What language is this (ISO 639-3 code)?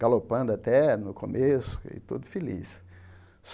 por